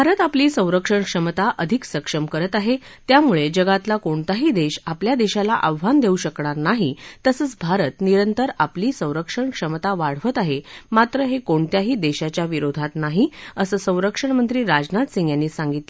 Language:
Marathi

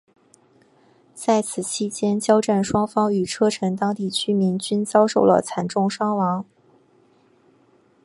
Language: Chinese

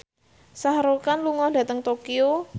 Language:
Javanese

